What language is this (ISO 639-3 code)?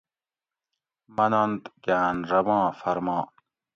gwc